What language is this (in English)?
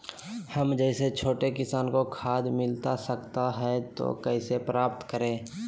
Magahi